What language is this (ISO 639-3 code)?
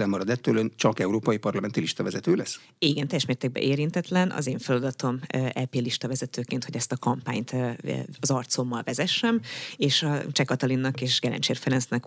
hun